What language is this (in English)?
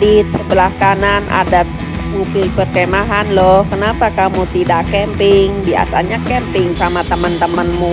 Indonesian